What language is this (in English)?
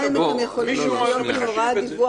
Hebrew